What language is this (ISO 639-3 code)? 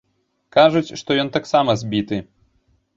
bel